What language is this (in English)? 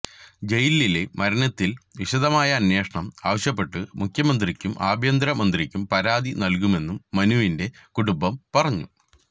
Malayalam